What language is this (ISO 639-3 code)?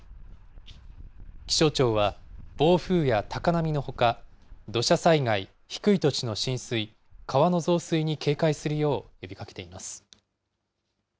jpn